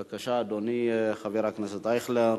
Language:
Hebrew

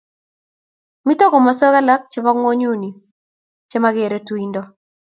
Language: Kalenjin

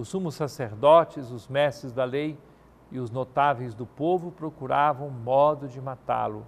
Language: Portuguese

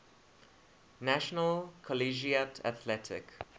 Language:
English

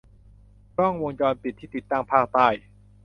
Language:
Thai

